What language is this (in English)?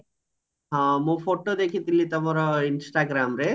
Odia